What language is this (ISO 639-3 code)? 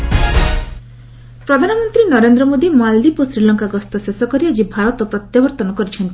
ori